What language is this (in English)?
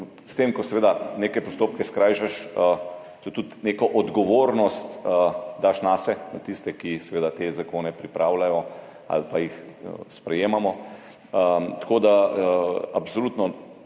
Slovenian